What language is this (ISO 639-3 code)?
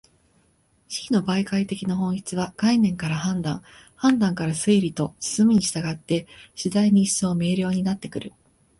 jpn